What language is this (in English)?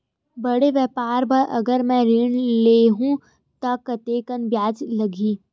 Chhattisgarhi